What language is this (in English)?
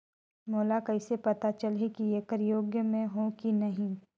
Chhattisgarhi